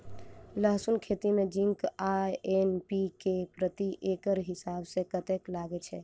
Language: Maithili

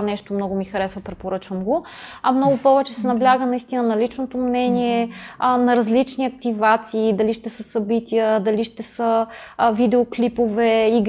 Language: Bulgarian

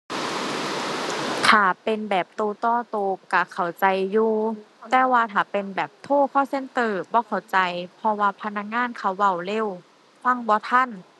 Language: Thai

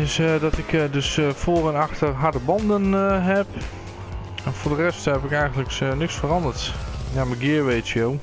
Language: Dutch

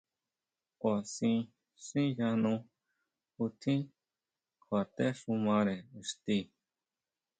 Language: Huautla Mazatec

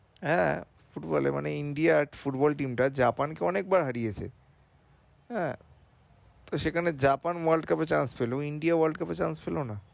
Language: Bangla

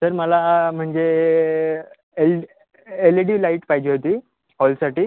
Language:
Marathi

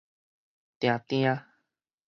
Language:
Min Nan Chinese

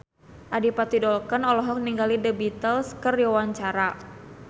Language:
Sundanese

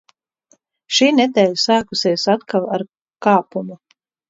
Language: Latvian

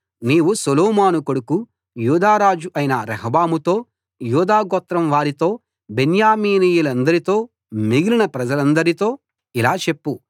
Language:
Telugu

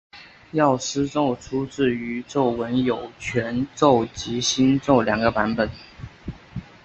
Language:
Chinese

